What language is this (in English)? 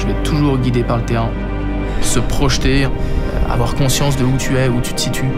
French